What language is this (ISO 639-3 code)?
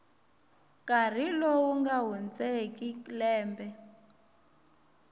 tso